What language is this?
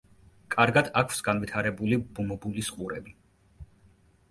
Georgian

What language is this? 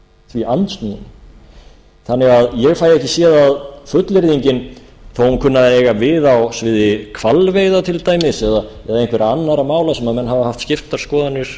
Icelandic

